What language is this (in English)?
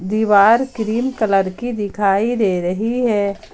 Hindi